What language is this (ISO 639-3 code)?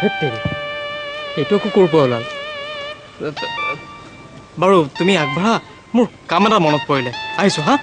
nld